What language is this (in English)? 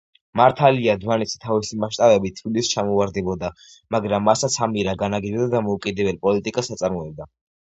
Georgian